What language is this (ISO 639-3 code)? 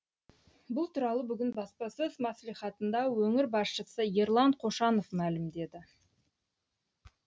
kaz